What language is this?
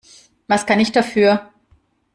German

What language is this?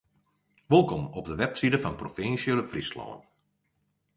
Western Frisian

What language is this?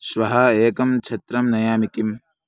Sanskrit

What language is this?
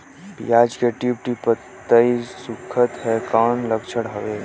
Chhattisgarhi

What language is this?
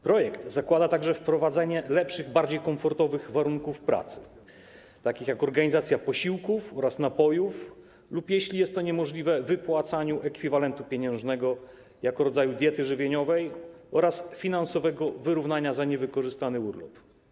Polish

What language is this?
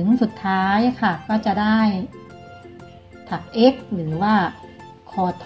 Thai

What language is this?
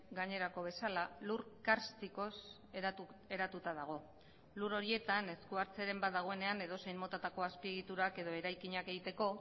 Basque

